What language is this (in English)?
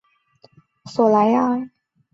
Chinese